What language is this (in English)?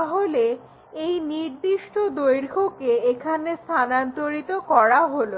Bangla